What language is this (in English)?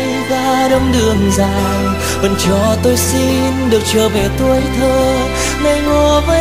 Vietnamese